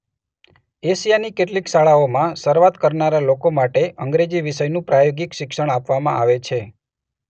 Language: Gujarati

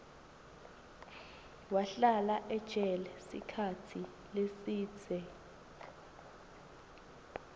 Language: Swati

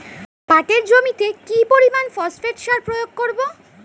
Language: Bangla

